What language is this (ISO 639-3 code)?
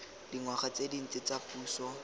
tsn